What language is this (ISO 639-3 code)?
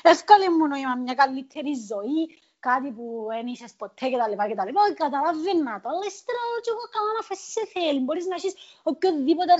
ell